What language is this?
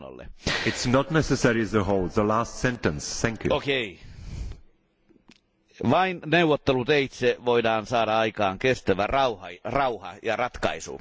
Finnish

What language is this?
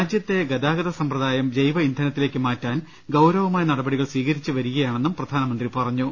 Malayalam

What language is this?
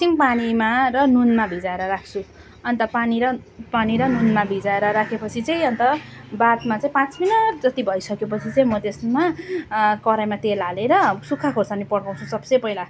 Nepali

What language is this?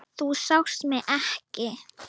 Icelandic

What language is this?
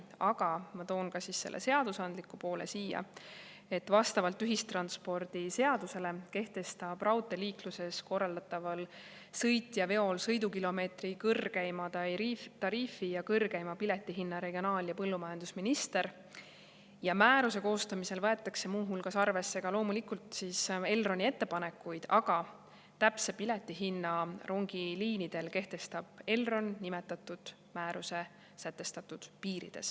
Estonian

